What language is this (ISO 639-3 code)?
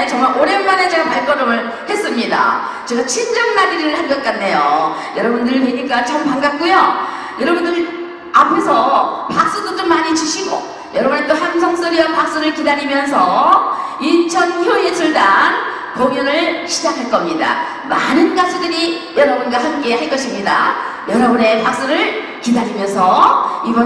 kor